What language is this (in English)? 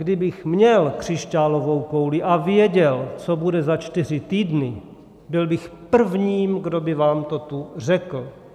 Czech